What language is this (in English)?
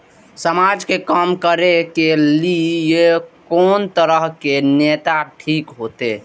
Maithili